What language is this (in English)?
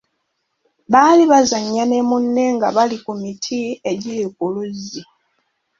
Ganda